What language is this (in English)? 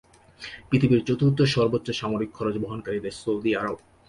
Bangla